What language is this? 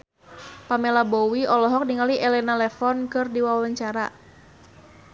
Sundanese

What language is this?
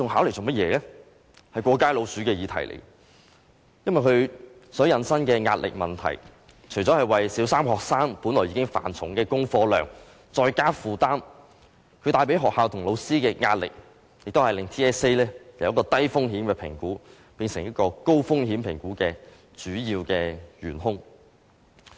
Cantonese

